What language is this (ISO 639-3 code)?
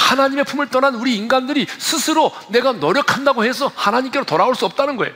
kor